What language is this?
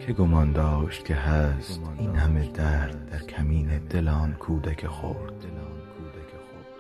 Persian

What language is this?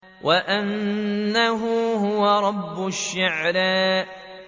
Arabic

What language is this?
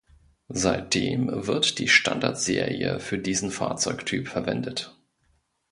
German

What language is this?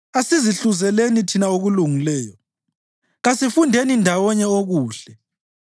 North Ndebele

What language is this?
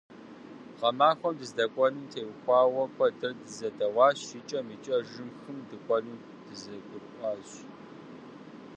Kabardian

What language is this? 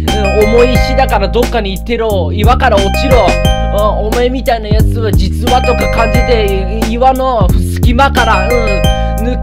Japanese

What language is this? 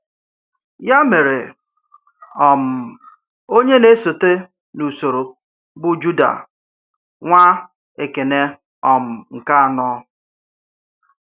Igbo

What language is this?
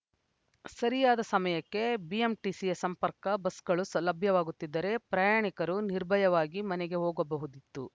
Kannada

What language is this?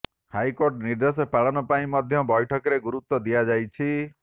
Odia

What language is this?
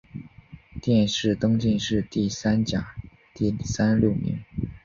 Chinese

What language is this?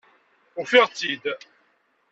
Kabyle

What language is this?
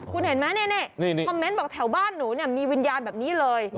Thai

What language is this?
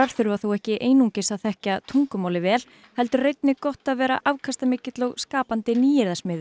Icelandic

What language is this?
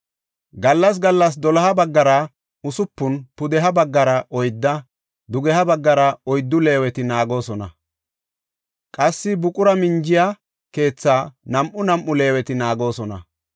Gofa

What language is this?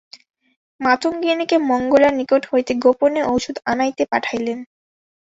Bangla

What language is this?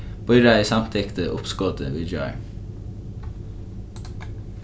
Faroese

